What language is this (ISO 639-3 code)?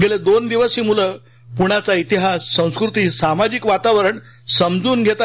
mar